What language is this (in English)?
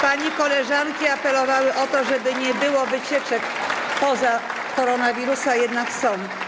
Polish